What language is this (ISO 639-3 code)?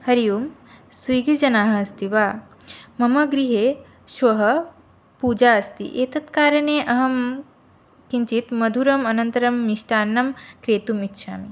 san